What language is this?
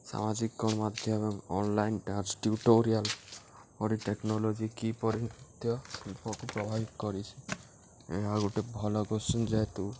Odia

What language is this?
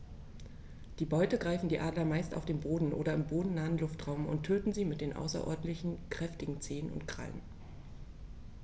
German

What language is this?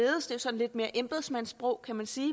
Danish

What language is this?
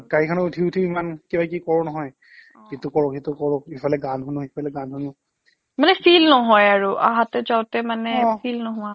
Assamese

